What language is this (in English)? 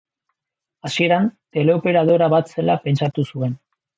Basque